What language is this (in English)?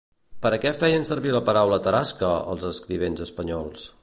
Catalan